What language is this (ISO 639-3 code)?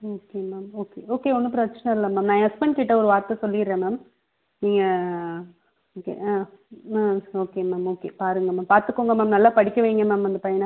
tam